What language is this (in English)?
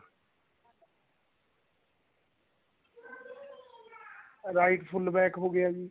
Punjabi